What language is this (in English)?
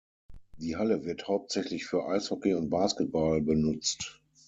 German